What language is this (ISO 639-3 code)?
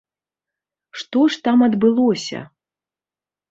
bel